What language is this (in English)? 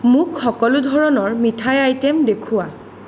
Assamese